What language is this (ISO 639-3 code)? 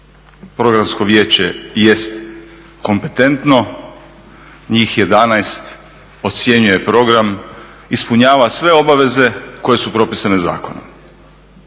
hrv